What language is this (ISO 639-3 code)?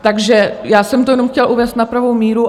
ces